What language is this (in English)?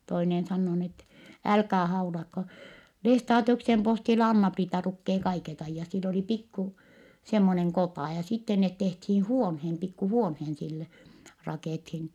Finnish